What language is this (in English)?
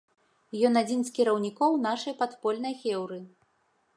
Belarusian